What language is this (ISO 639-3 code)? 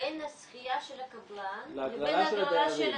heb